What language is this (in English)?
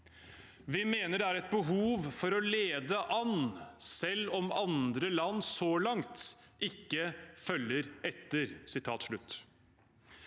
Norwegian